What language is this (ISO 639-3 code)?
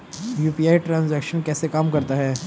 hin